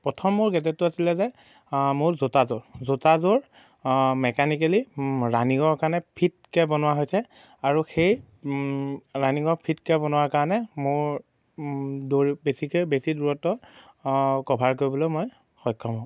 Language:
Assamese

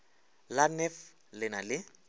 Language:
Northern Sotho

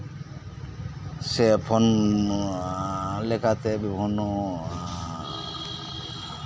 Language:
Santali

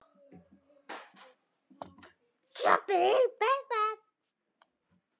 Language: Icelandic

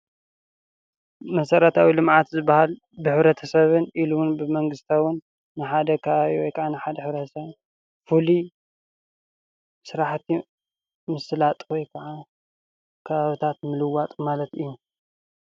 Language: Tigrinya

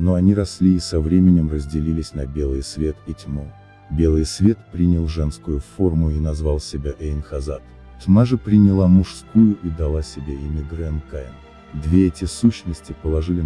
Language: Russian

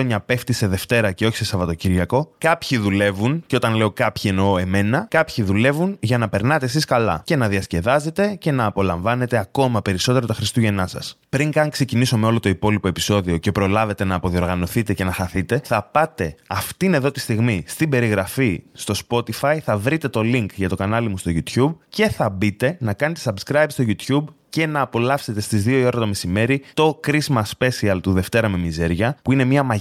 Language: Greek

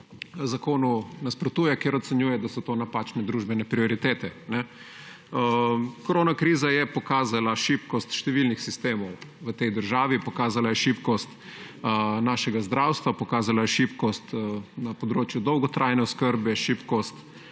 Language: Slovenian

